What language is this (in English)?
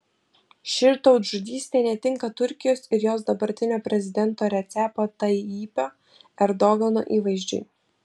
Lithuanian